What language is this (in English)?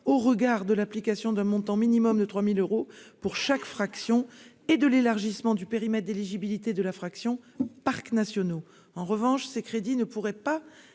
French